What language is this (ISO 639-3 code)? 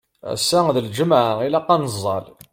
kab